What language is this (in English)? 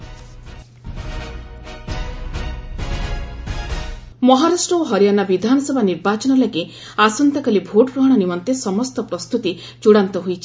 Odia